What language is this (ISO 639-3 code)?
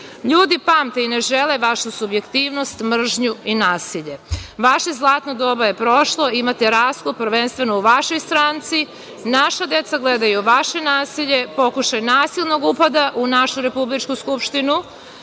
srp